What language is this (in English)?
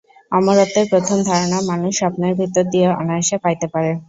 Bangla